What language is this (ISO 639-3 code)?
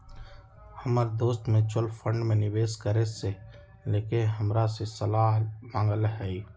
mag